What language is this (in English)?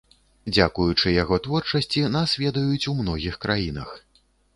Belarusian